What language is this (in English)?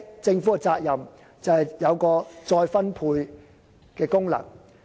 Cantonese